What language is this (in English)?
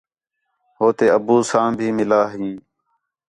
Khetrani